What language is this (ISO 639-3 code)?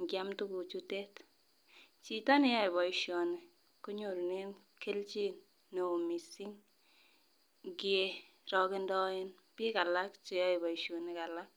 kln